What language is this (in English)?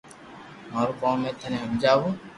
Loarki